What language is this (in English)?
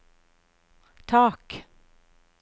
Norwegian